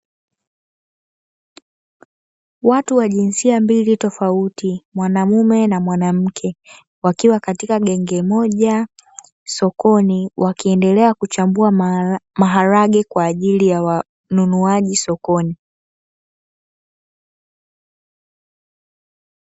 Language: Swahili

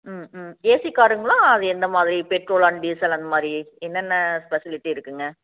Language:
Tamil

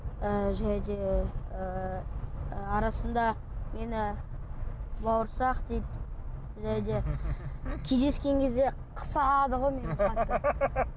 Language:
Kazakh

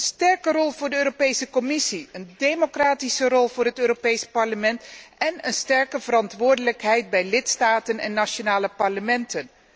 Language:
Dutch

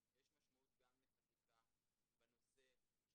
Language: Hebrew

